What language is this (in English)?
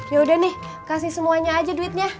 Indonesian